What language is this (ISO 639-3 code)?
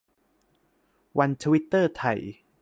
tha